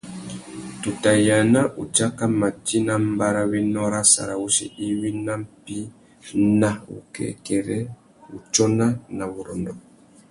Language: Tuki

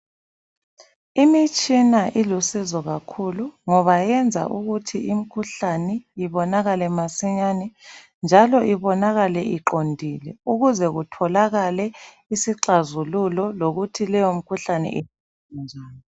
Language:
North Ndebele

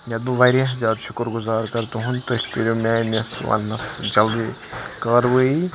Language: Kashmiri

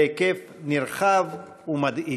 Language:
Hebrew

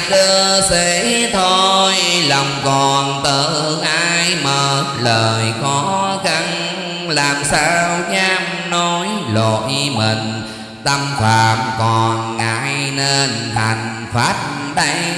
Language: Vietnamese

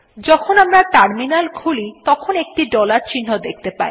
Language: Bangla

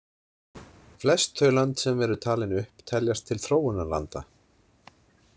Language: Icelandic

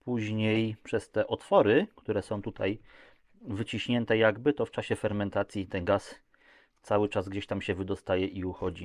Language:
Polish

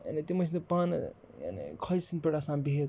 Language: Kashmiri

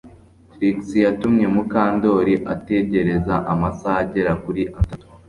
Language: Kinyarwanda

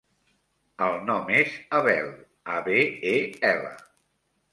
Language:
Catalan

